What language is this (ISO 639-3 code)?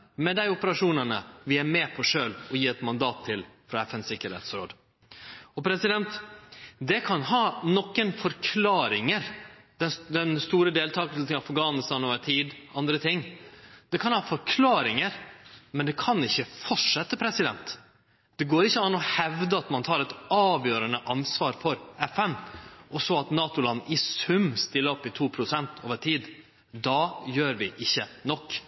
nno